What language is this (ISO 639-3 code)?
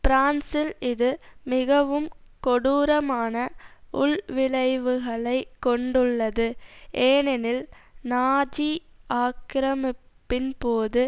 tam